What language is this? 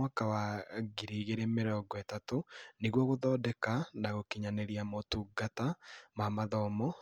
Kikuyu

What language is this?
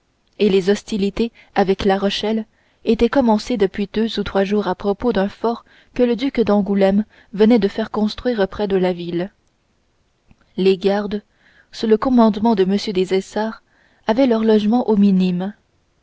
French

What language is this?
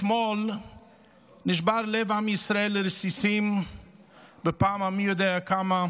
Hebrew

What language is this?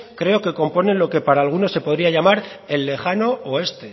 Spanish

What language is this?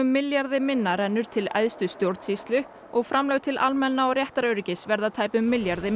Icelandic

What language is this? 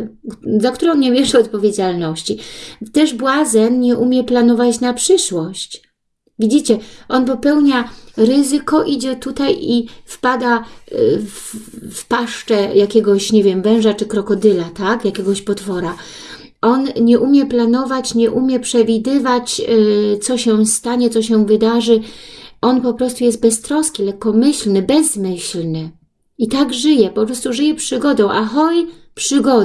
Polish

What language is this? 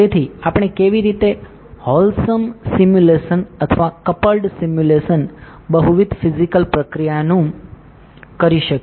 Gujarati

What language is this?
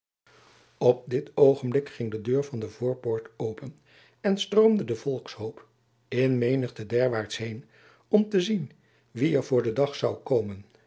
Dutch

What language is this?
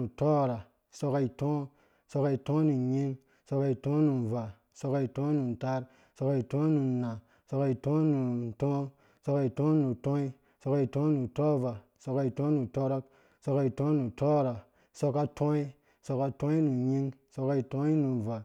Dũya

